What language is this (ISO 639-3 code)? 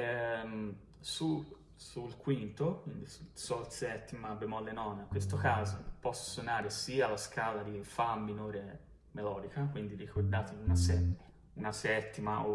ita